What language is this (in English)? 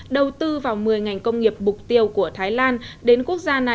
Vietnamese